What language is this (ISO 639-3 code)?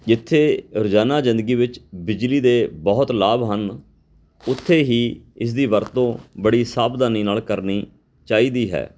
pan